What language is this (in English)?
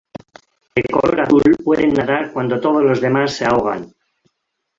Spanish